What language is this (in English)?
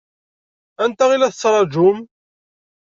Kabyle